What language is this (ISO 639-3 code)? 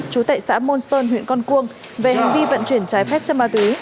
vie